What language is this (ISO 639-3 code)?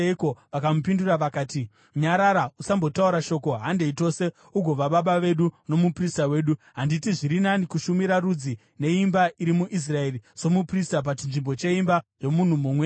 sna